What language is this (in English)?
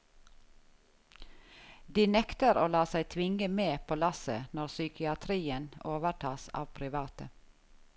Norwegian